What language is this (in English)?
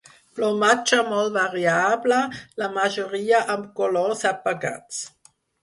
Catalan